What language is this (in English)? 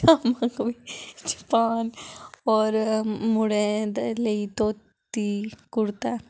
Dogri